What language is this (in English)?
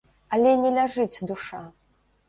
Belarusian